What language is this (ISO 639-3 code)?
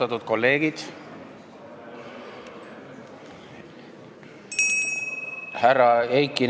est